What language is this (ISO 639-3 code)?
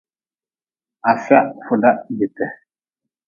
nmz